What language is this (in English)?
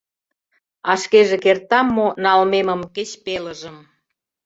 Mari